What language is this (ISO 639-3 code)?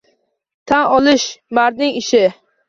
uzb